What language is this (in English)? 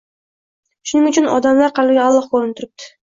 Uzbek